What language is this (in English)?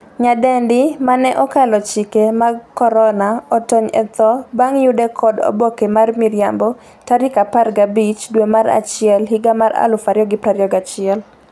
Luo (Kenya and Tanzania)